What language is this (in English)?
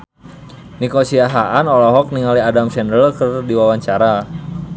Sundanese